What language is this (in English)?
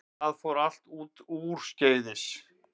Icelandic